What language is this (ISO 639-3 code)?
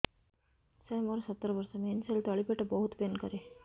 ori